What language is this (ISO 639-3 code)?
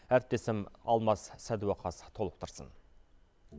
kaz